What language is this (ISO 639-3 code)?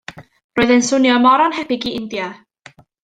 cym